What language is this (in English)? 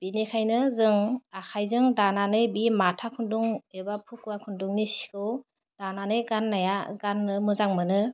Bodo